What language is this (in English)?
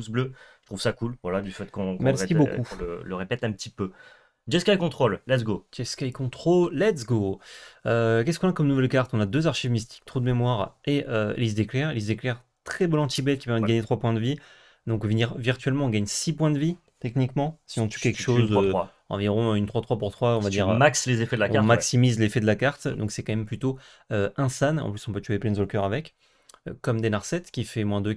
French